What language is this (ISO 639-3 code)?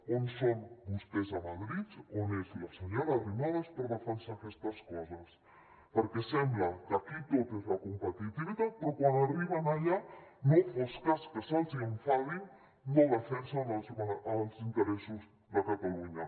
cat